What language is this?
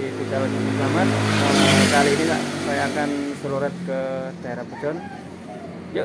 Indonesian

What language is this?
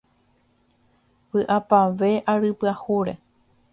Guarani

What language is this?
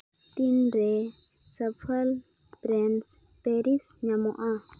Santali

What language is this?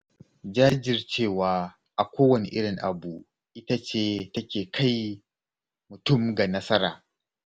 Hausa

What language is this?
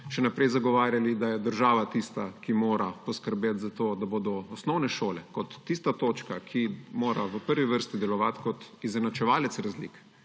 Slovenian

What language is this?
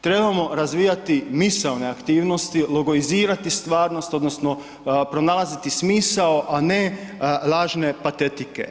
Croatian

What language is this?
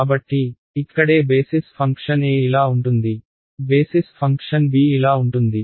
Telugu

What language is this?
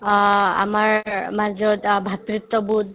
Assamese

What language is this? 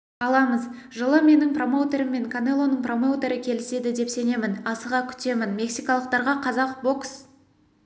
Kazakh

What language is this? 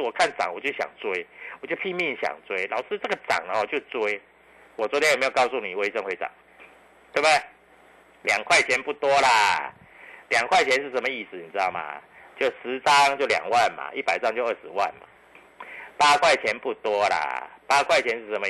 Chinese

